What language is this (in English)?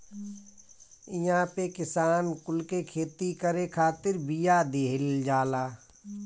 Bhojpuri